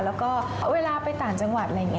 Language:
Thai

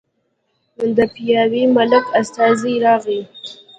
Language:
Pashto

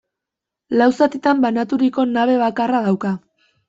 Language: Basque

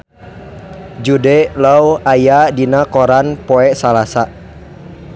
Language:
Sundanese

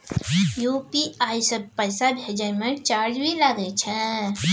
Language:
Maithili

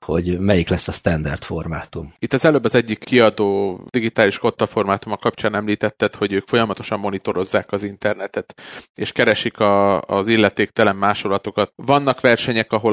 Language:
Hungarian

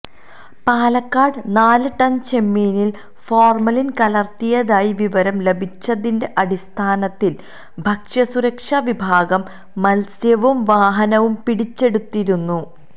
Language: Malayalam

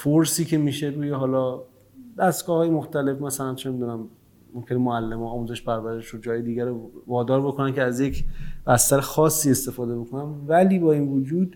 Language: Persian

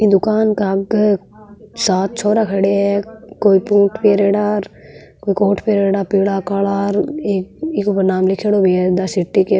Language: Marwari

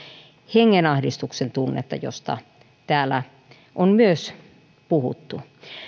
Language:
Finnish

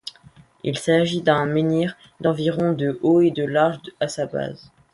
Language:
French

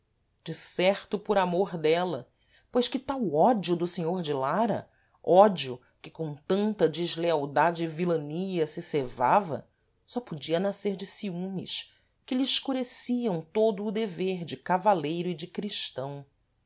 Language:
Portuguese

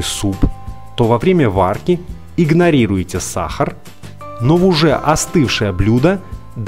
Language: Russian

